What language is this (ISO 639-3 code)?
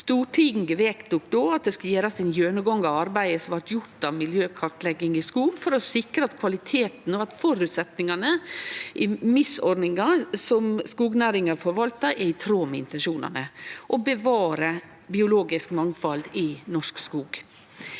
nor